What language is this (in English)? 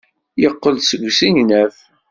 Kabyle